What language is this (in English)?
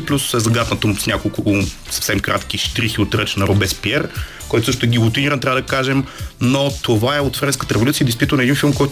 Bulgarian